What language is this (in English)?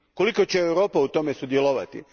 Croatian